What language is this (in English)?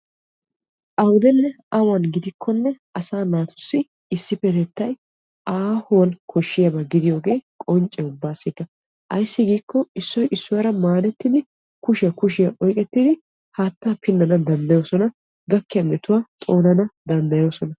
Wolaytta